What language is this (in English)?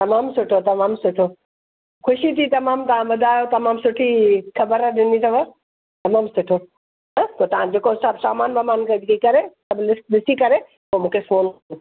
Sindhi